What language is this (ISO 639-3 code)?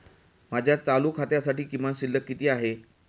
mar